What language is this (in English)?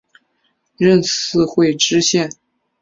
Chinese